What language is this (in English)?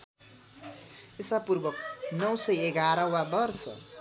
Nepali